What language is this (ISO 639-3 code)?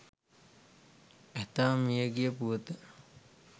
sin